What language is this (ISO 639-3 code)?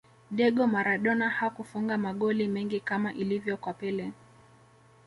swa